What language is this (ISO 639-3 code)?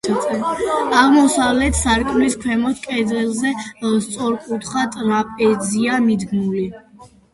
kat